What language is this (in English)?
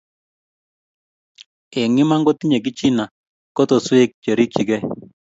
Kalenjin